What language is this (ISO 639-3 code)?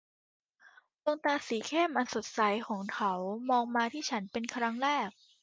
tha